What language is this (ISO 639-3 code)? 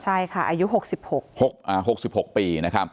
tha